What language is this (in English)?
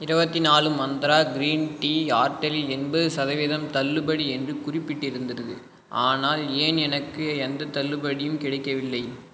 Tamil